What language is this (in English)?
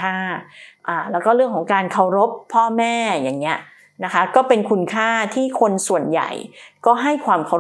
Thai